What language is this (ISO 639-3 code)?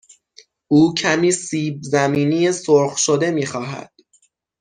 fas